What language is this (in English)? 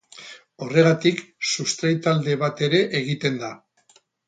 Basque